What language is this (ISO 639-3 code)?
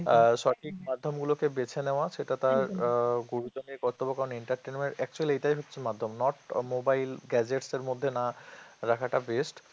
ben